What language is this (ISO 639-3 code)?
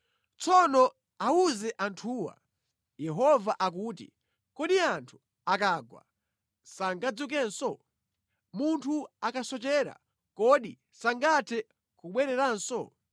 nya